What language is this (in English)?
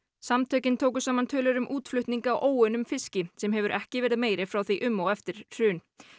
Icelandic